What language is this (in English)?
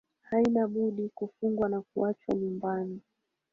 Swahili